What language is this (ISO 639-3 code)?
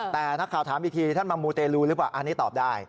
tha